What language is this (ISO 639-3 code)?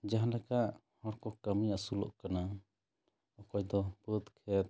sat